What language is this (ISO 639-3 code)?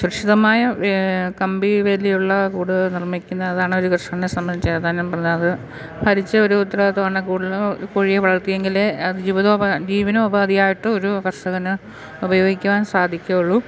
mal